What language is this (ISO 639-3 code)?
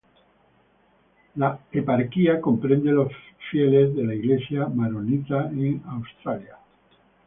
spa